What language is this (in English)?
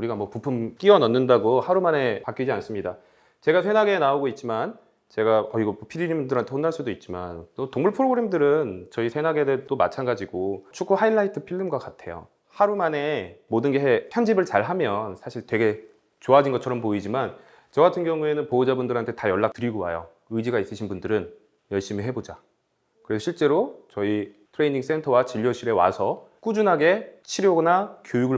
Korean